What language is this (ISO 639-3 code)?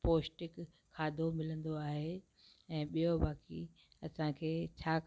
snd